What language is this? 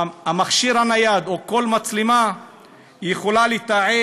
Hebrew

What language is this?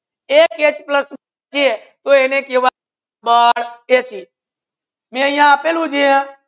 Gujarati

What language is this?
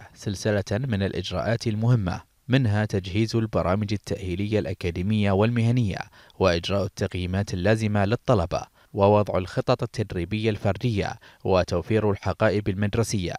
Arabic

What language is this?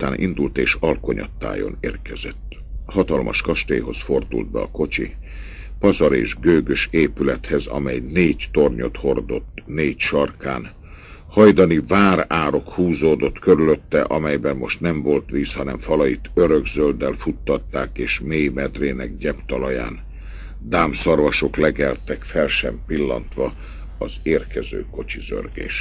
Hungarian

